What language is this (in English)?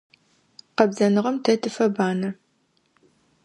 Adyghe